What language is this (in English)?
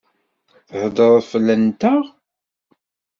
Kabyle